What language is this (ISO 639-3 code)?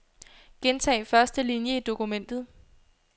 dan